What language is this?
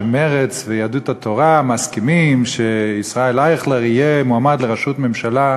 Hebrew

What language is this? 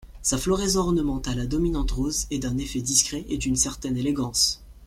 French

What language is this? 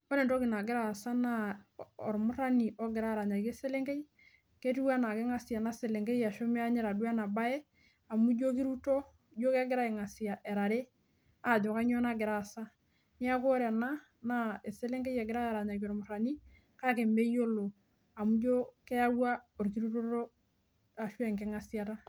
Masai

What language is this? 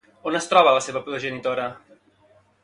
Catalan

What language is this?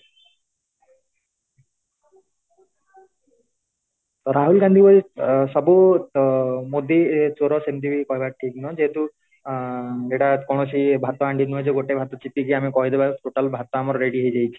Odia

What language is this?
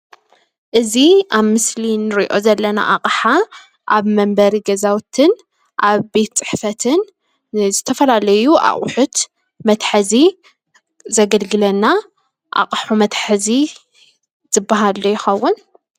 Tigrinya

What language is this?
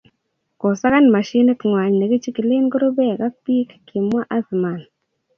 Kalenjin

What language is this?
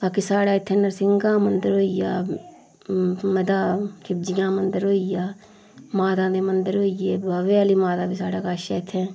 Dogri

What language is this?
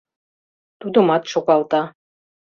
Mari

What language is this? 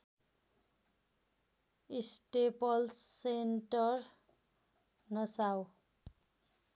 Nepali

